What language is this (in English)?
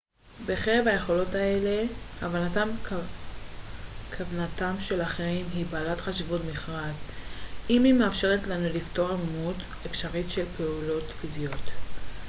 Hebrew